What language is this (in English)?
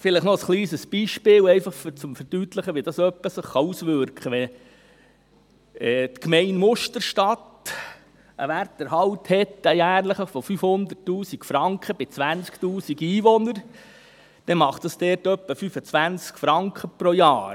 Swiss German